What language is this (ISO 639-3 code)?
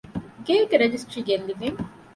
div